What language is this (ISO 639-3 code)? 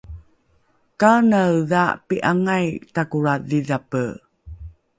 dru